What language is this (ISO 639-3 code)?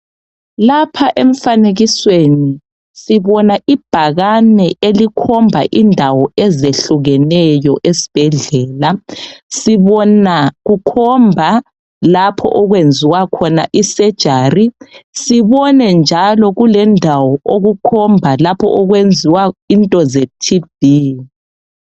nde